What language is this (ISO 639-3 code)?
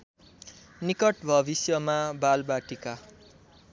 nep